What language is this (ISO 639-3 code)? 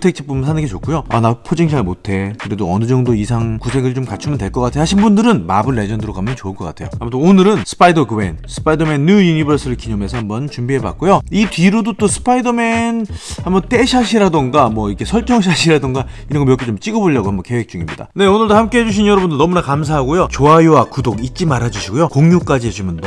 kor